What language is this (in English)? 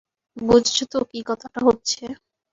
Bangla